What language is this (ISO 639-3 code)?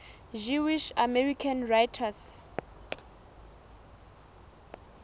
sot